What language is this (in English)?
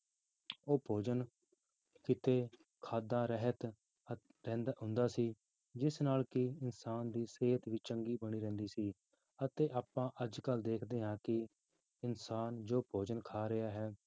Punjabi